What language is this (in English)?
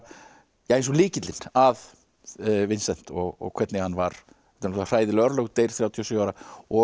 Icelandic